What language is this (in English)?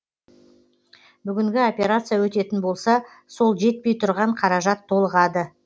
Kazakh